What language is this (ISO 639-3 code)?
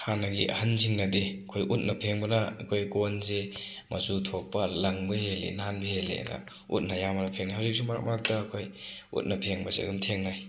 mni